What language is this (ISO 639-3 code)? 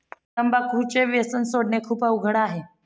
mar